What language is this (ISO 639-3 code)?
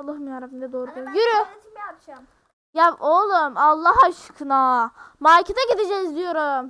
tur